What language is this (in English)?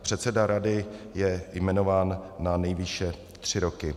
Czech